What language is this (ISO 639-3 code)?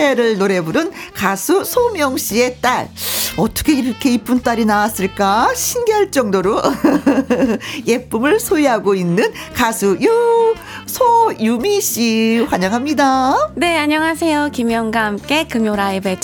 kor